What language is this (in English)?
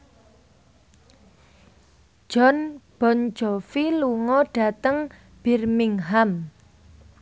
Javanese